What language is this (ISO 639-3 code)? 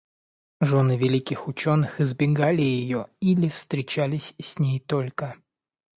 rus